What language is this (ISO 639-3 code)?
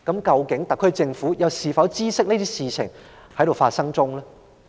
yue